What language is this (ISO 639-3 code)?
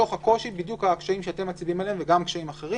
heb